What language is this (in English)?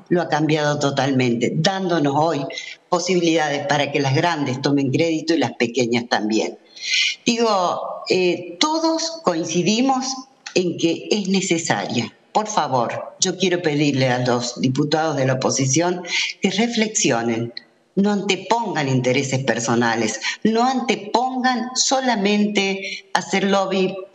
Spanish